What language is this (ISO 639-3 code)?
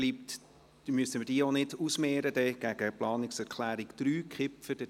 gsw